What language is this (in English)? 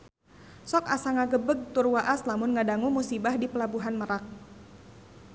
Sundanese